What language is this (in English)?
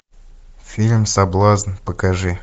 Russian